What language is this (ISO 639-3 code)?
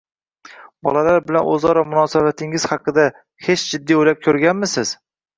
uzb